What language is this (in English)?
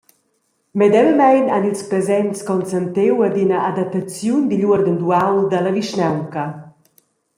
Romansh